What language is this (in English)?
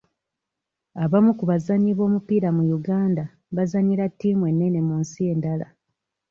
Ganda